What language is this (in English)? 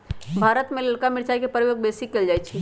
Magahi